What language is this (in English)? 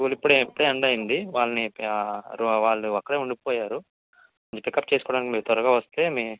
Telugu